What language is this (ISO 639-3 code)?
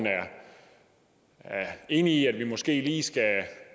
dan